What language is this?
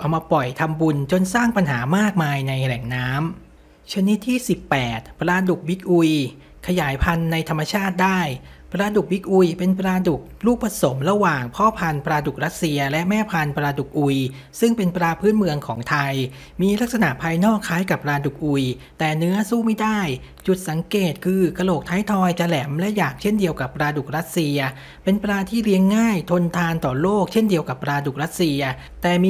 Thai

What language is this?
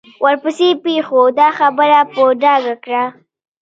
Pashto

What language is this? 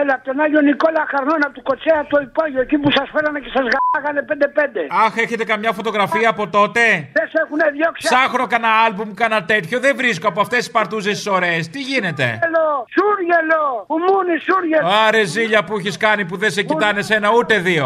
Greek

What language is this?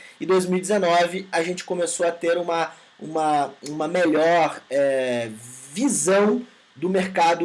Portuguese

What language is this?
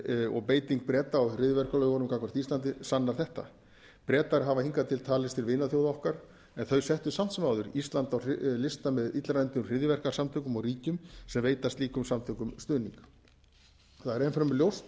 Icelandic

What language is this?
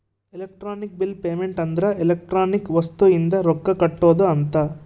Kannada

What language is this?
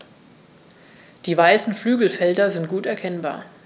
German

